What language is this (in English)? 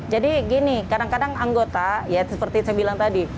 Indonesian